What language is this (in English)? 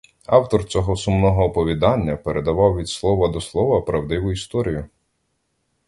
Ukrainian